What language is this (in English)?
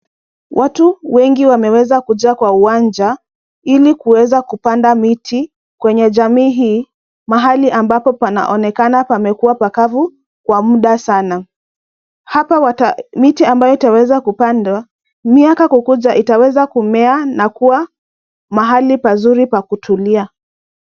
Swahili